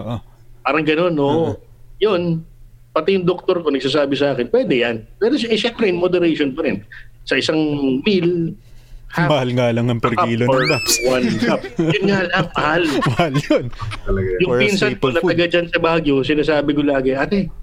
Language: Filipino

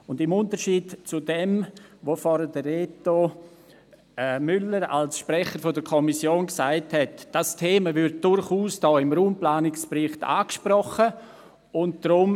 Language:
Swiss German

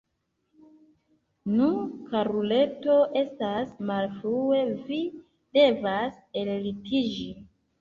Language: Esperanto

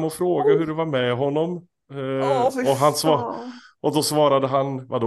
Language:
Swedish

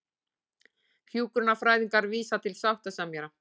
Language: Icelandic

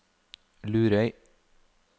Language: Norwegian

